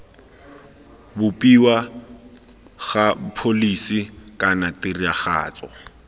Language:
Tswana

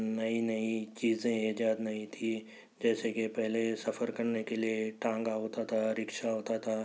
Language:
Urdu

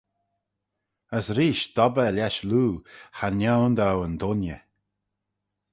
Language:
Manx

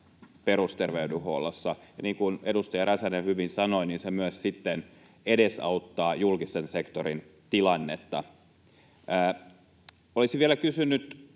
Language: Finnish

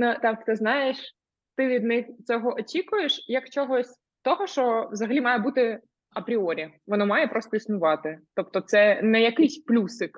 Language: Ukrainian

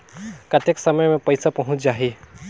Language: Chhattisgarhi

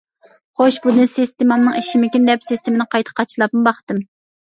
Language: Uyghur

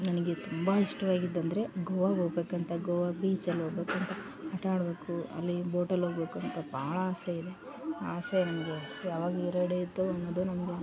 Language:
Kannada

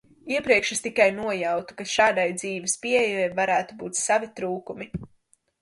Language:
Latvian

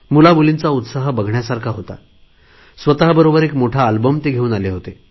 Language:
Marathi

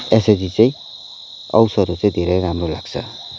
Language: Nepali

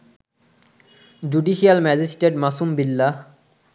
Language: Bangla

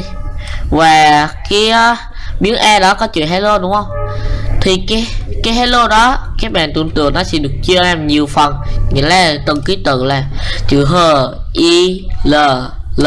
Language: Vietnamese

